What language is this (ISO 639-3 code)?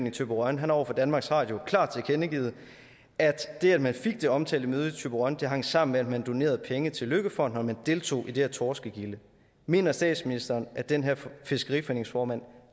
dan